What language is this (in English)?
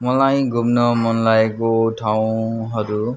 Nepali